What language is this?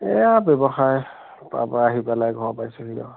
Assamese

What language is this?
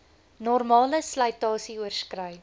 Afrikaans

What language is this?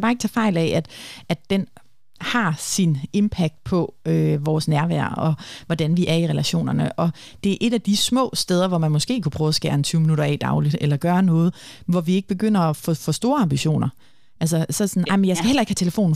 Danish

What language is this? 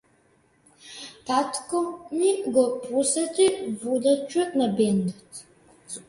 Macedonian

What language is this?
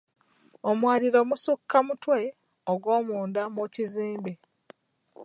Ganda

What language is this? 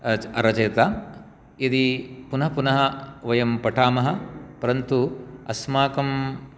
Sanskrit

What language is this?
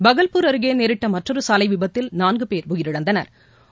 Tamil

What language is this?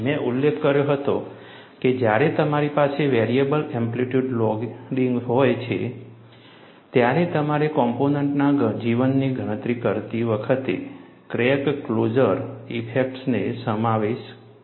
Gujarati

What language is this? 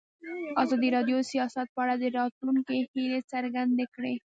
Pashto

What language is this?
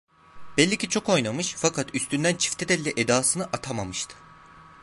Turkish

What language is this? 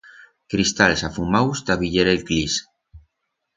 Aragonese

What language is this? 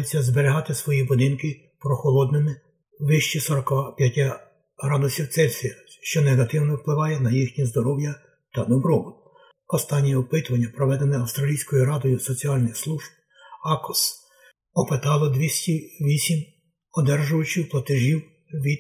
Ukrainian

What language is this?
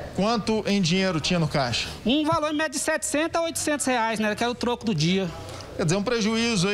Portuguese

